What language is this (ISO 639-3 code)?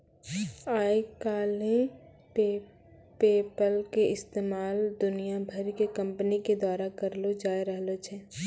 mai